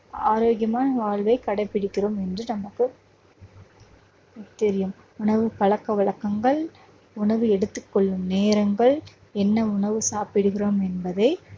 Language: Tamil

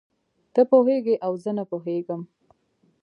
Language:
Pashto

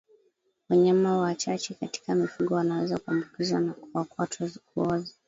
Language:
Swahili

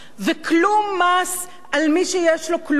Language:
Hebrew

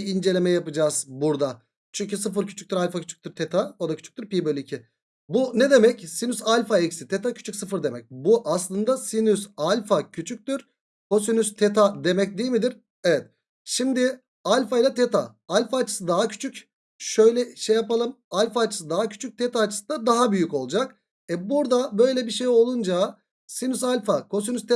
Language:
Turkish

